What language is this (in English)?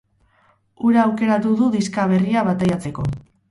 Basque